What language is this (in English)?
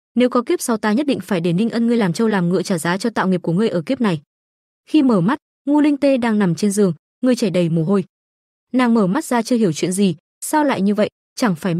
Vietnamese